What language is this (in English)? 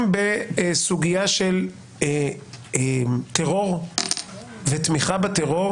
Hebrew